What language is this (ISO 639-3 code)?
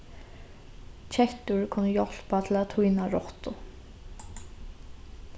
fao